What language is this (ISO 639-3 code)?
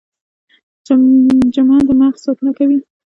pus